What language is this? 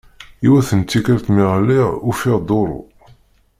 Kabyle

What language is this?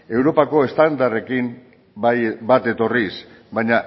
Basque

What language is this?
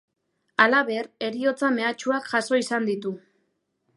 Basque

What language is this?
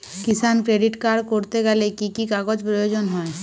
Bangla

